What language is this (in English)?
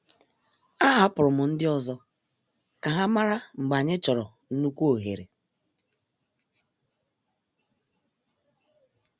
Igbo